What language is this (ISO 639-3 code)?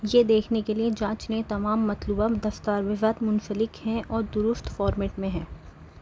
urd